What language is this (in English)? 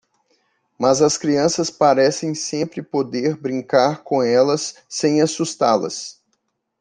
Portuguese